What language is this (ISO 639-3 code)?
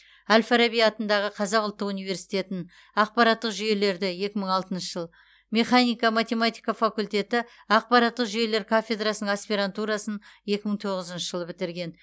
kaz